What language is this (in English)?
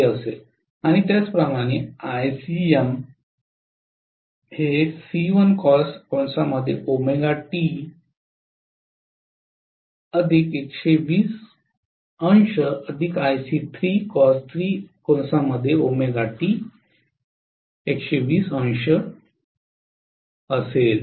Marathi